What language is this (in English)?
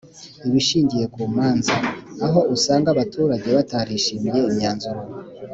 Kinyarwanda